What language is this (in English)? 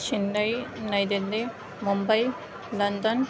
Urdu